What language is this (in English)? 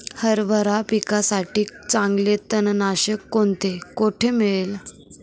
Marathi